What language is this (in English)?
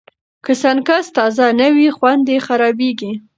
Pashto